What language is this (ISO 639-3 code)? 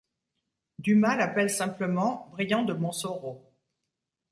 fra